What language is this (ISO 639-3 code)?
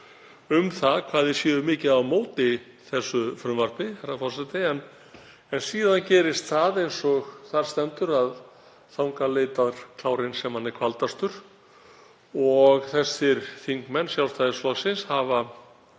isl